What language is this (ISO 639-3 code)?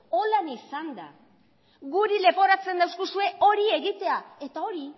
eus